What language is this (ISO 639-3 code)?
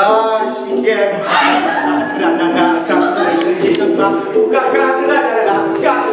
pol